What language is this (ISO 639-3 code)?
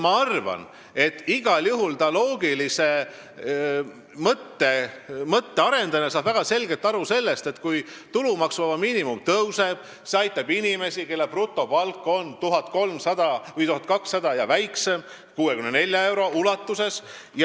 est